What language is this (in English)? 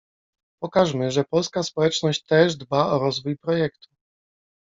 Polish